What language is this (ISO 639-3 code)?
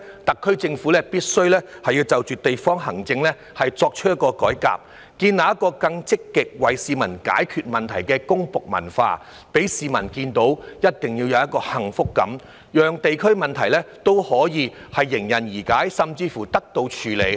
yue